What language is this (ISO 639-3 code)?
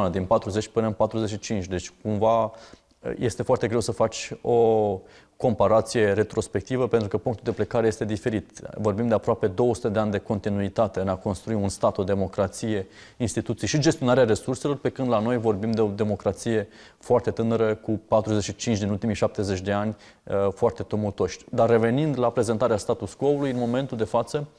ron